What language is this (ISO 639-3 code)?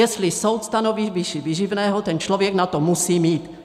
ces